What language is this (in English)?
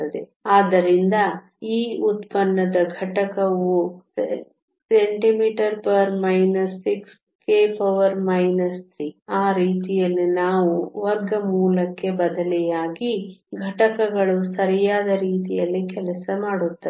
Kannada